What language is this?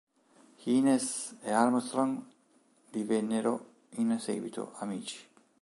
Italian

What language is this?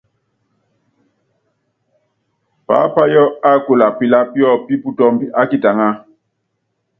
Yangben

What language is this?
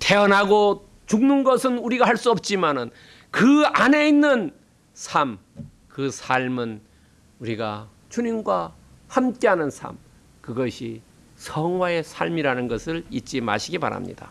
Korean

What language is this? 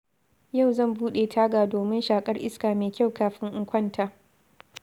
Hausa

